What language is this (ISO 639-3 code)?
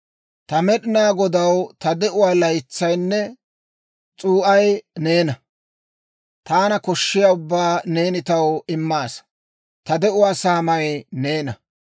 dwr